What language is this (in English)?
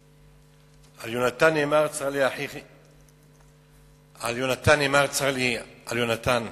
Hebrew